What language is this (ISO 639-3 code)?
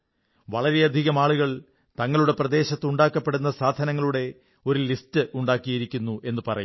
mal